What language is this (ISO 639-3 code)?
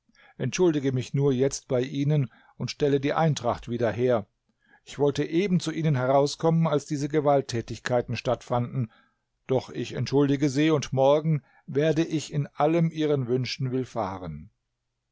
deu